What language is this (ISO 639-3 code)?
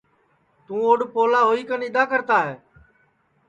ssi